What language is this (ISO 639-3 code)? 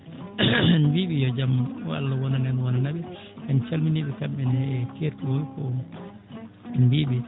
ful